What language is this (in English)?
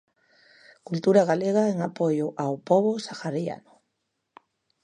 Galician